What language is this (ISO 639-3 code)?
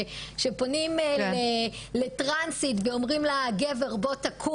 heb